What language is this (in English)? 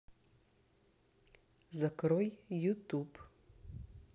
Russian